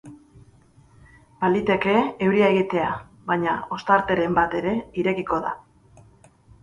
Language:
Basque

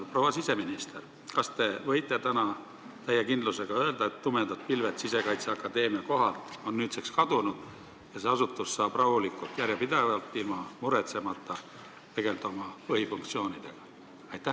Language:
Estonian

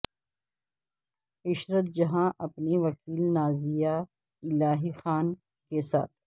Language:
Urdu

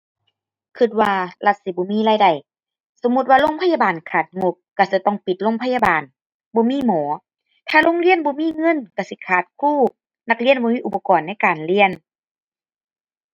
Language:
Thai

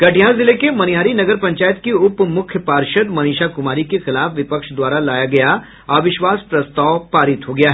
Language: Hindi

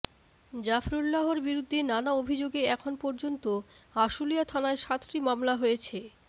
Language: Bangla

